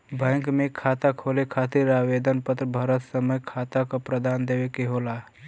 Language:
Bhojpuri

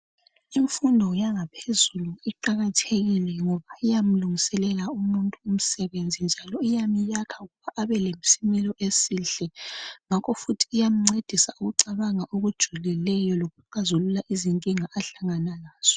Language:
North Ndebele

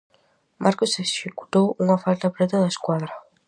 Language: Galician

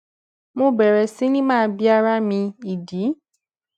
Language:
Yoruba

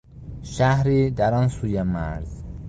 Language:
Persian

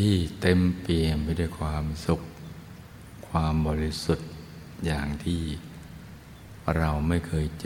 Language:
Thai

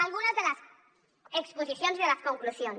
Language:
Catalan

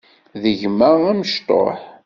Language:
Kabyle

